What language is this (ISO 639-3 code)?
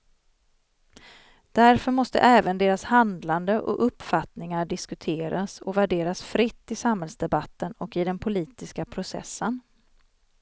swe